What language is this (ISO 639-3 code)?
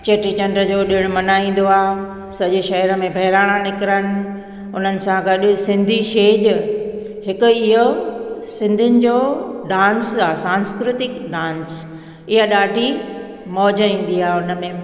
snd